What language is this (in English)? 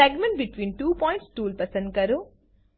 Gujarati